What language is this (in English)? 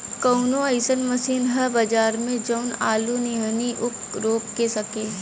Bhojpuri